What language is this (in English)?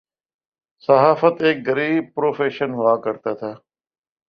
Urdu